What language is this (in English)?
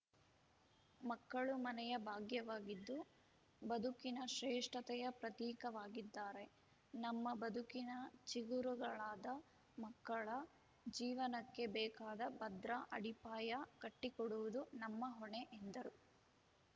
Kannada